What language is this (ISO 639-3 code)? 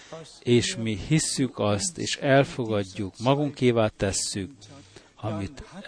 hun